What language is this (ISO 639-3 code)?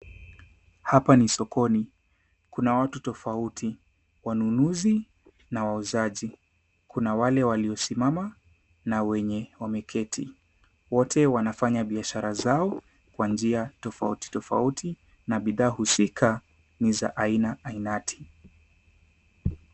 swa